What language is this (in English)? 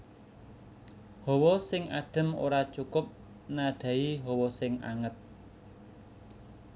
Javanese